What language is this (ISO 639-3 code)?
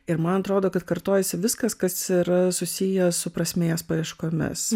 lit